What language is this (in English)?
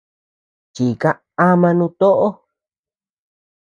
Tepeuxila Cuicatec